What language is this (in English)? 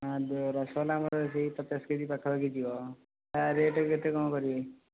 Odia